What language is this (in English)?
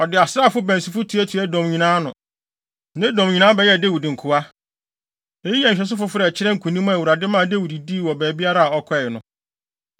Akan